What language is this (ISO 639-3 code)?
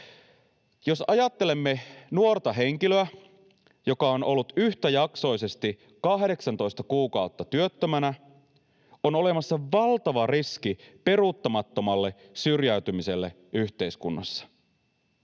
fin